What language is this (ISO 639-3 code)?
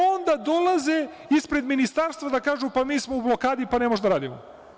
srp